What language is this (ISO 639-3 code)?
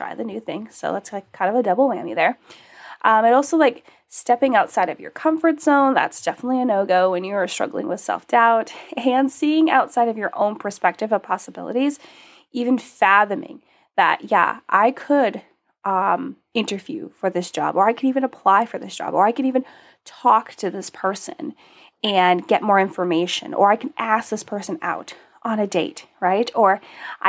eng